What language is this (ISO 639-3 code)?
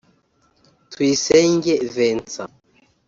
kin